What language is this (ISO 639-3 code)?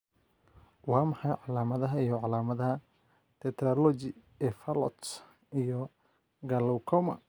som